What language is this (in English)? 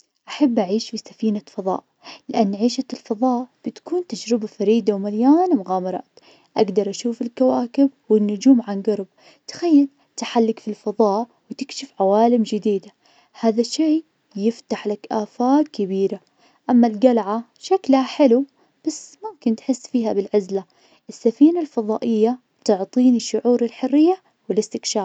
Najdi Arabic